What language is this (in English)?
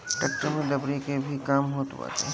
Bhojpuri